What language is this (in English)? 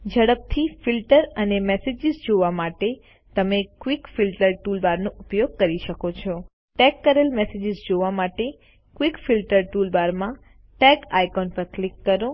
Gujarati